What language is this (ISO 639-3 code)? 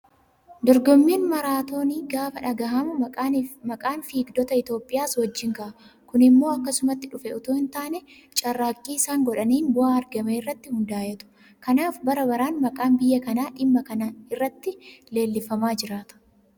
orm